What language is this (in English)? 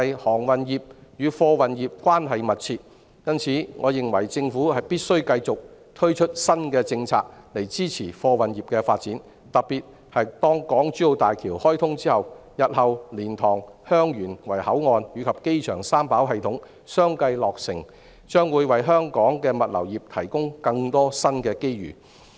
Cantonese